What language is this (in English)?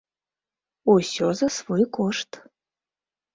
Belarusian